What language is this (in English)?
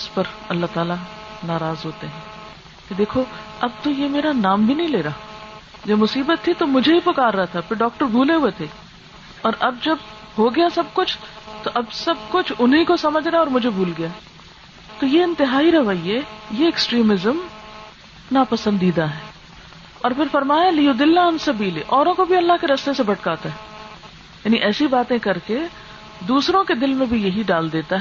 Urdu